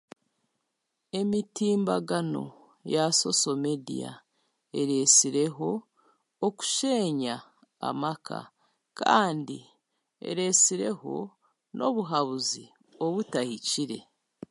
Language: Chiga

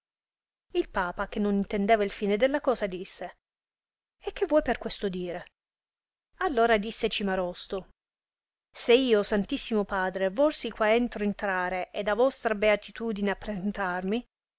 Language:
Italian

